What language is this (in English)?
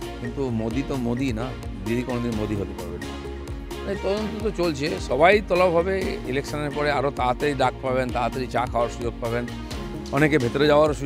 Bangla